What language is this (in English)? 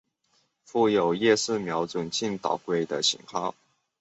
Chinese